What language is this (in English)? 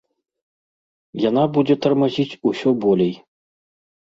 Belarusian